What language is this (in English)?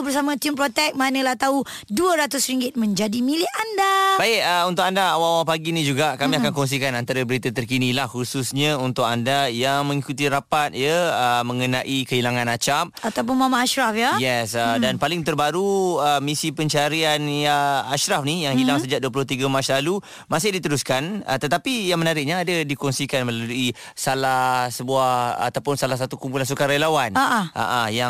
Malay